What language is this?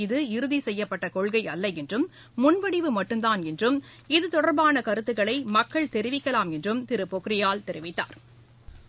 Tamil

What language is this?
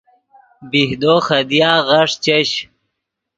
Yidgha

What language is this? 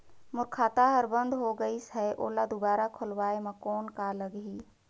Chhattisgarhi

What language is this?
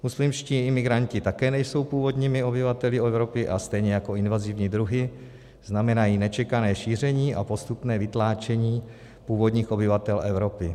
Czech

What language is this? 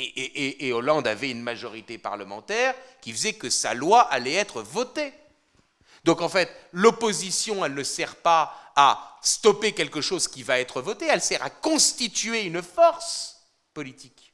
French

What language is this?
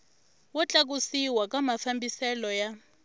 Tsonga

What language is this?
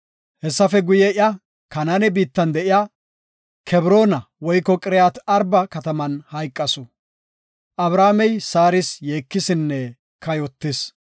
Gofa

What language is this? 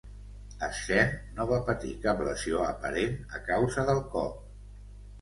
Catalan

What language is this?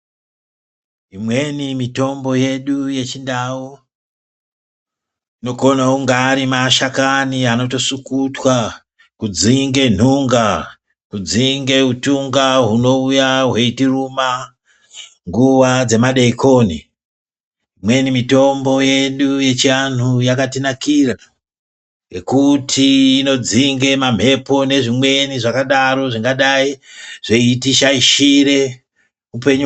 Ndau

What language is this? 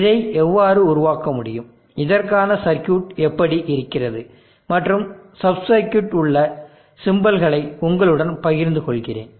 Tamil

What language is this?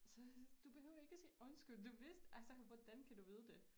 Danish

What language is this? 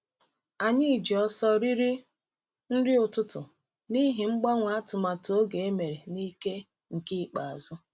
Igbo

